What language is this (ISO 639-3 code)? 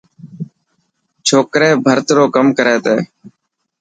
mki